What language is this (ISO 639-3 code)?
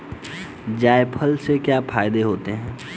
hin